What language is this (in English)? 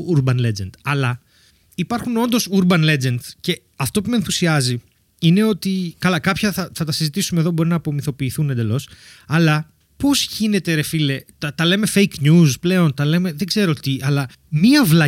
Greek